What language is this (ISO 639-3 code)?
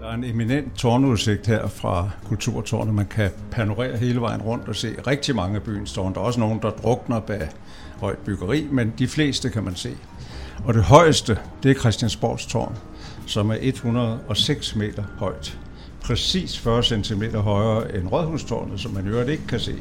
dan